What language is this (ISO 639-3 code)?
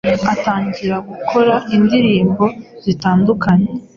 kin